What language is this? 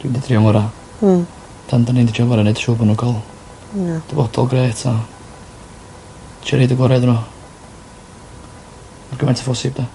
Welsh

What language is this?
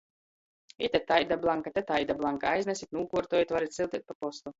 Latgalian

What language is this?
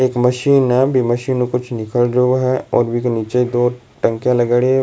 Rajasthani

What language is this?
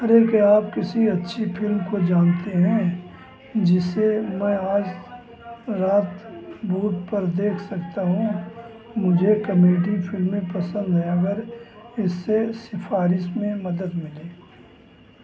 Hindi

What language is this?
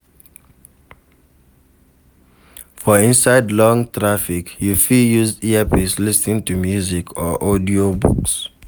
Nigerian Pidgin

